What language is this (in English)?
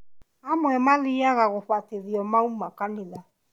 Kikuyu